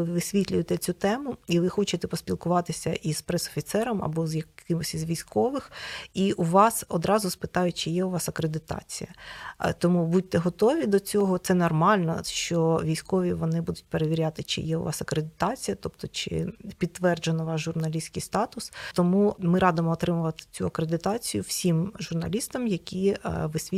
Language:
Ukrainian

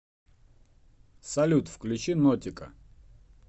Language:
Russian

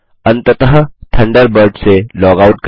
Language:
Hindi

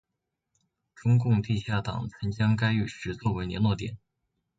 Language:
Chinese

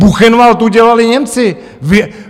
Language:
Czech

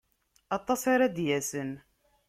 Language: Kabyle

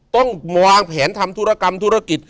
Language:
Thai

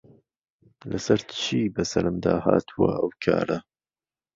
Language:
Central Kurdish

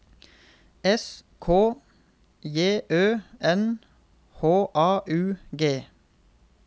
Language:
Norwegian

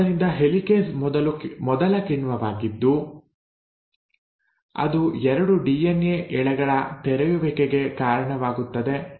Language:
Kannada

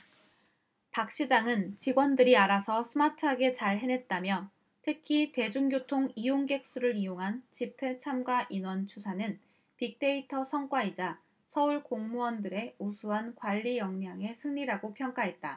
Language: Korean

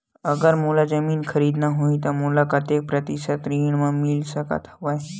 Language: Chhattisgarhi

